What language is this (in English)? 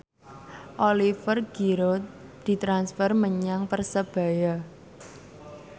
Javanese